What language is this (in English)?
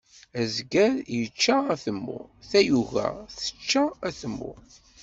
Kabyle